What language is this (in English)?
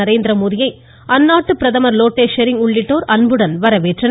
Tamil